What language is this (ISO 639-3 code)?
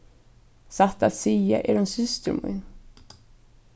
fao